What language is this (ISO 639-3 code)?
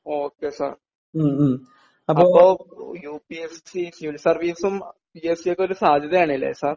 mal